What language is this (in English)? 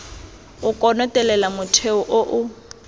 Tswana